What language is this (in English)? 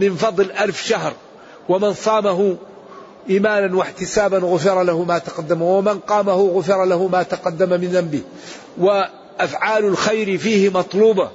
Arabic